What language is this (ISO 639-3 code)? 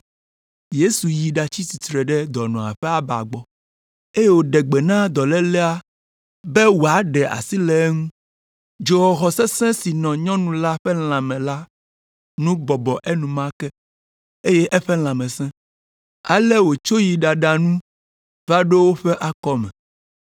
ewe